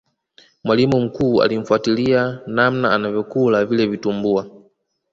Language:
Swahili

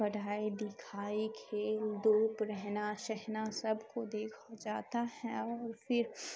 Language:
Urdu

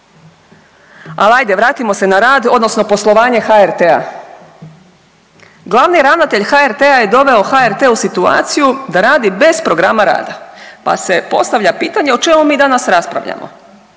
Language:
Croatian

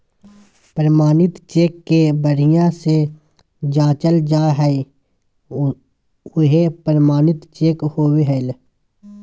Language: Magahi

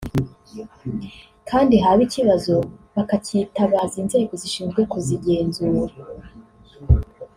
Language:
Kinyarwanda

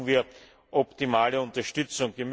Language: German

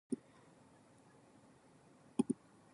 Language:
Japanese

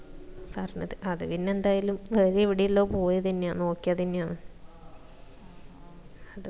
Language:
Malayalam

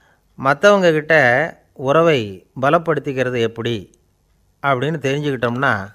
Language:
Romanian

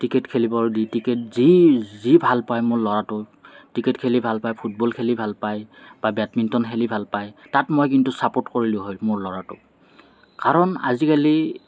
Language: Assamese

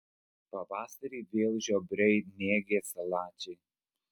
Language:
Lithuanian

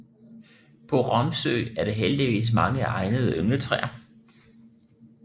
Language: Danish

